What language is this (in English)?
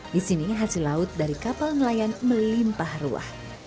Indonesian